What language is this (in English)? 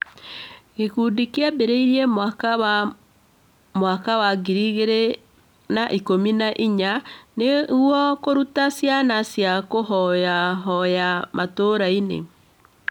Kikuyu